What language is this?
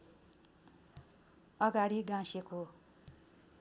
Nepali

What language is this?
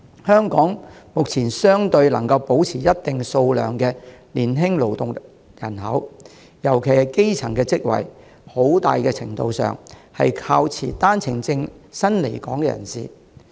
Cantonese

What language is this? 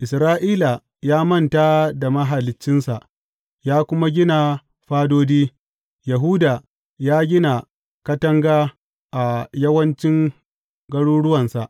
Hausa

